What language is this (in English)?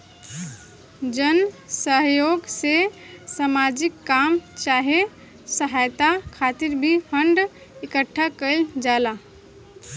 Bhojpuri